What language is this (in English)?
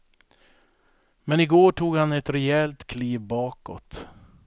Swedish